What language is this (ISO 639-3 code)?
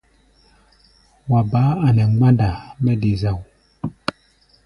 gba